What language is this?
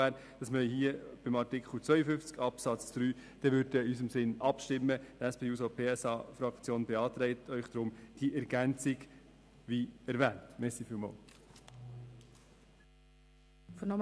Swiss German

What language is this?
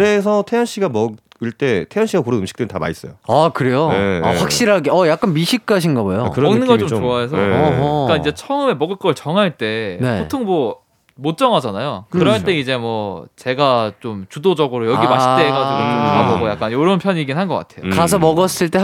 Korean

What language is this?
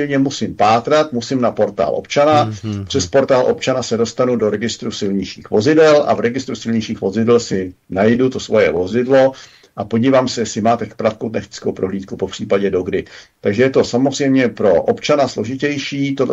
Czech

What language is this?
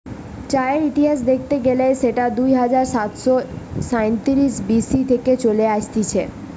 Bangla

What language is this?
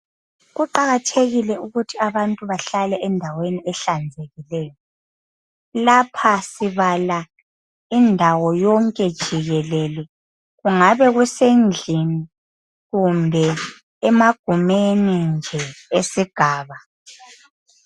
North Ndebele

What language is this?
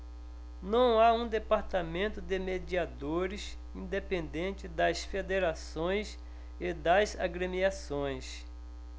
Portuguese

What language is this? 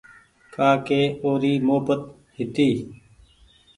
Goaria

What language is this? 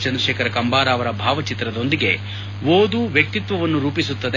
Kannada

